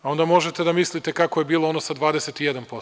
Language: Serbian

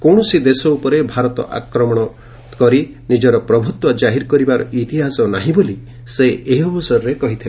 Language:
Odia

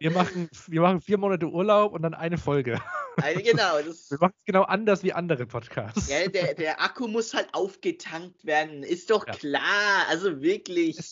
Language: German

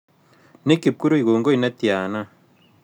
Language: Kalenjin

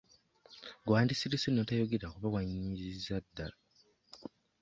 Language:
Ganda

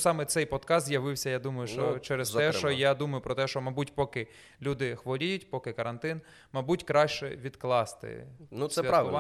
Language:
Ukrainian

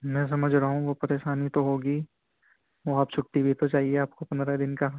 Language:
Urdu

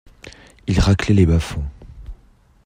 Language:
French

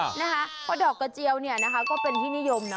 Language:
Thai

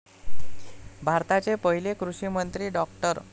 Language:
Marathi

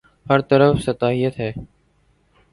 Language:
Urdu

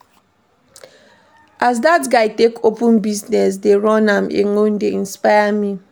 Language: Nigerian Pidgin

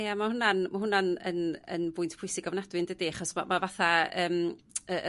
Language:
Welsh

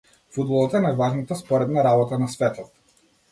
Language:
Macedonian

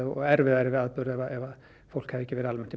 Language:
Icelandic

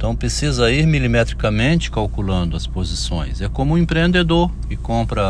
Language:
Portuguese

